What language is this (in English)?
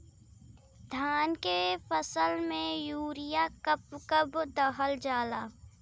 Bhojpuri